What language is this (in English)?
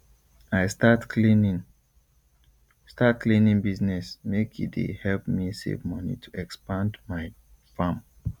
Nigerian Pidgin